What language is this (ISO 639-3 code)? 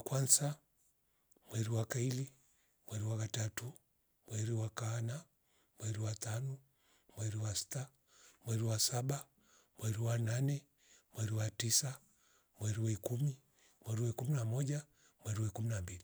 rof